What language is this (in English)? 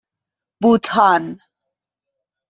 Persian